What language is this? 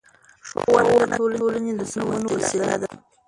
Pashto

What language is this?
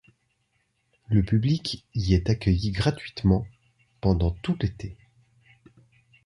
French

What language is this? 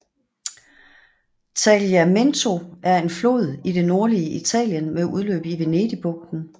Danish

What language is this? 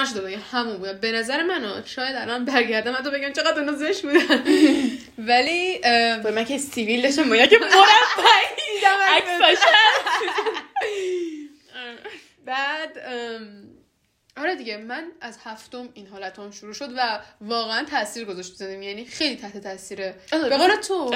Persian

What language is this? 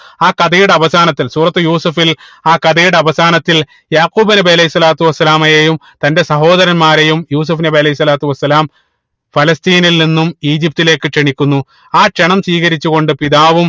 Malayalam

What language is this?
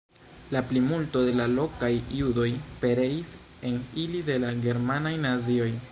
Esperanto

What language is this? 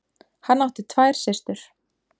Icelandic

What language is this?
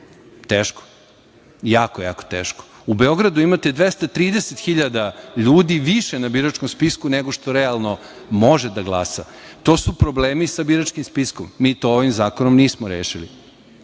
Serbian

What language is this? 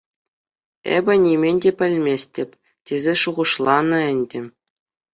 Chuvash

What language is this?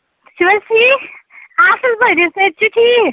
Kashmiri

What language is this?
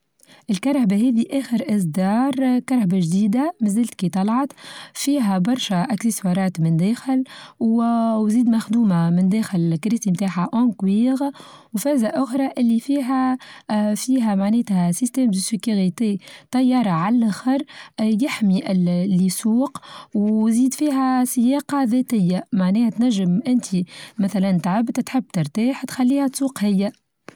Tunisian Arabic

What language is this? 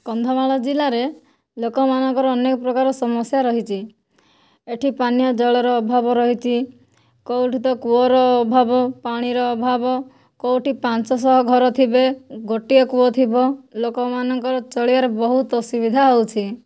Odia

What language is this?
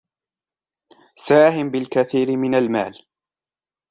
Arabic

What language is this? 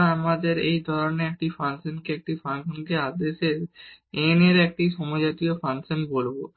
Bangla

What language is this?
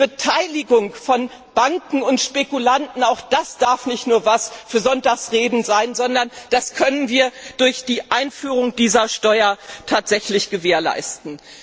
German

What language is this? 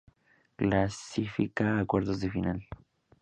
Spanish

